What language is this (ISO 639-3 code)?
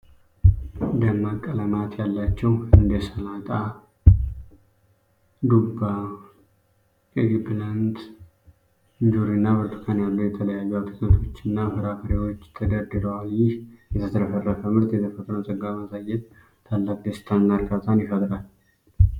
amh